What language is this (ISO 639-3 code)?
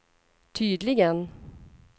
swe